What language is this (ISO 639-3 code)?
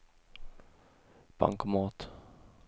swe